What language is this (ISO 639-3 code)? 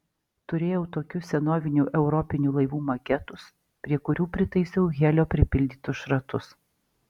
lit